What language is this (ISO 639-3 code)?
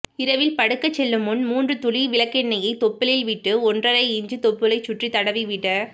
tam